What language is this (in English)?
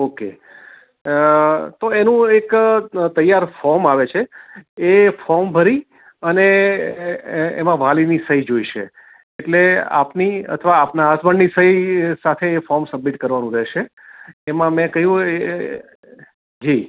Gujarati